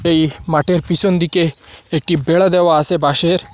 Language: Bangla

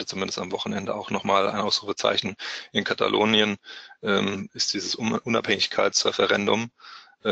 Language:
German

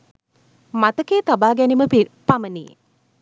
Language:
Sinhala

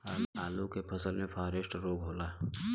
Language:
Bhojpuri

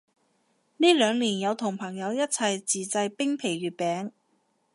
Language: Cantonese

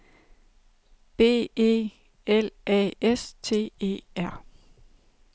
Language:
Danish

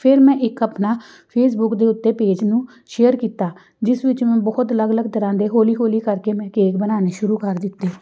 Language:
Punjabi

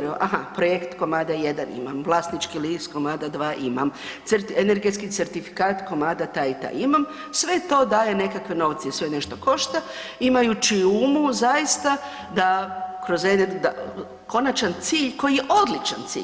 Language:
Croatian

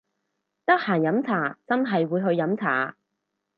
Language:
Cantonese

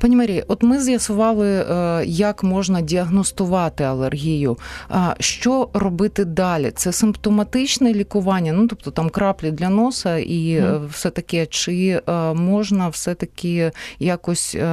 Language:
Ukrainian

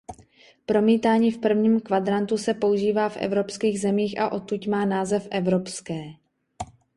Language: Czech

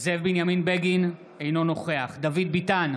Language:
Hebrew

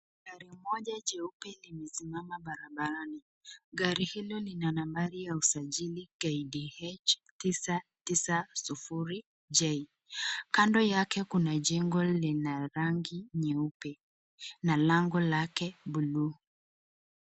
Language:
Swahili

